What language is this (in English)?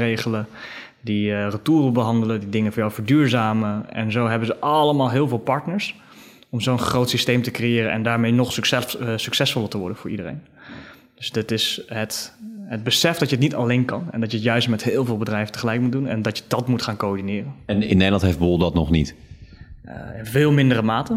Dutch